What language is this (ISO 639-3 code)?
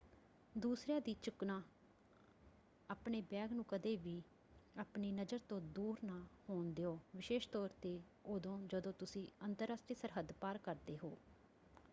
pan